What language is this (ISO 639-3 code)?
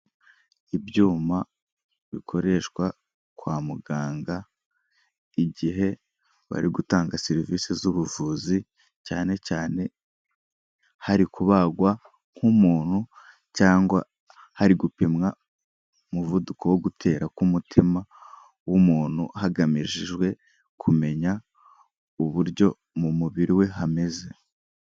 kin